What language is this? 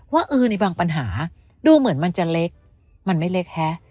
Thai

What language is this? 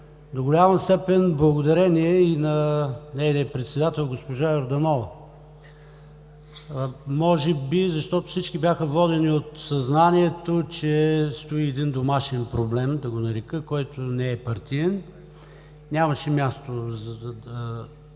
Bulgarian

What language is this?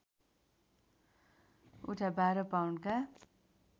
Nepali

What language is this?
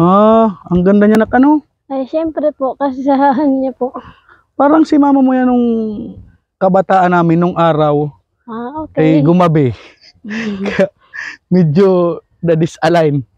Filipino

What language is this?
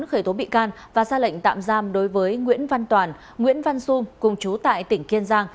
Vietnamese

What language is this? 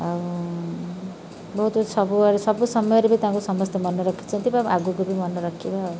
Odia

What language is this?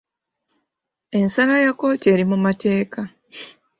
Ganda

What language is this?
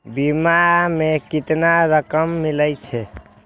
Maithili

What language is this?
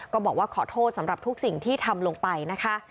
Thai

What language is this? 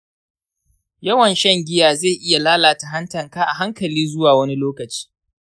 Hausa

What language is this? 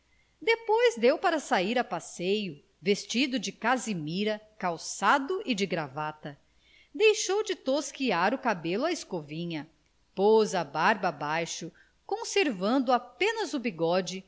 Portuguese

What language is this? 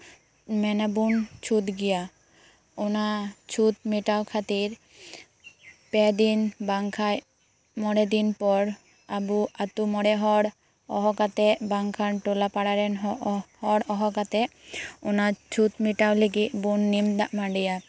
Santali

